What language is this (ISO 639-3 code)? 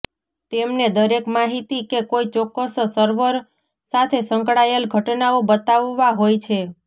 guj